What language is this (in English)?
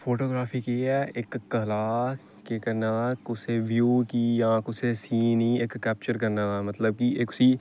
Dogri